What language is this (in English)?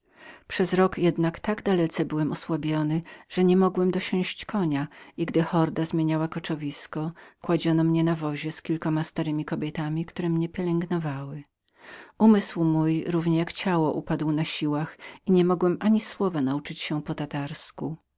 Polish